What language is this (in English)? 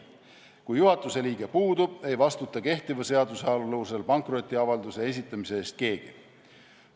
Estonian